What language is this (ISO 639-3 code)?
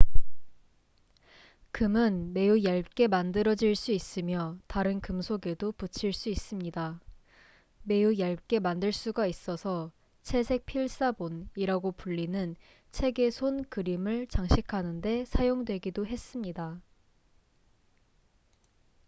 kor